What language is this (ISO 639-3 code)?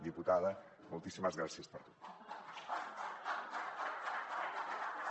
cat